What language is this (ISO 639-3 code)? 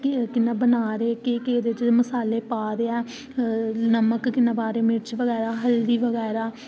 doi